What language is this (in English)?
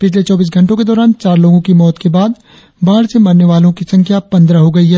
Hindi